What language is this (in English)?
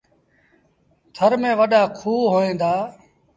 Sindhi Bhil